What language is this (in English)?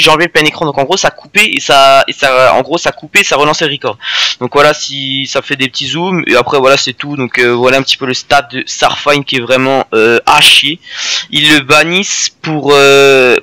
French